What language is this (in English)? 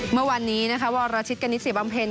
Thai